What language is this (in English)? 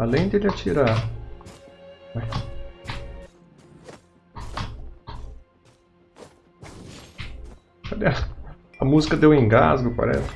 Portuguese